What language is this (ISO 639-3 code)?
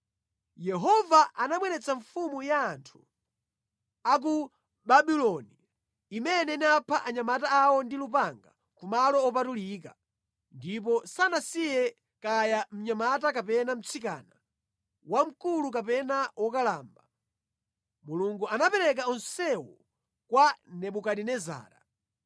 nya